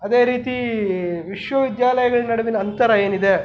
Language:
Kannada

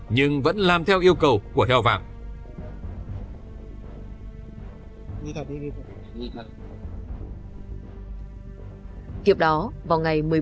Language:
Vietnamese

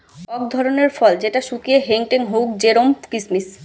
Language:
Bangla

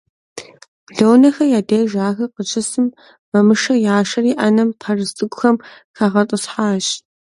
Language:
Kabardian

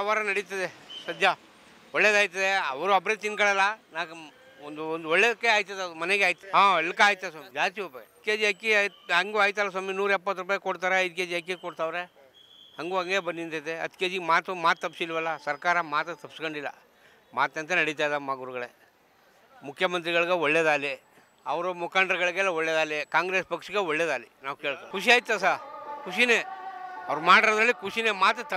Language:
Thai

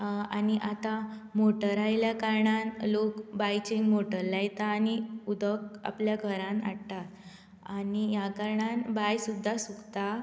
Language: Konkani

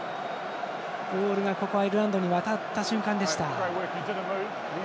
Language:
Japanese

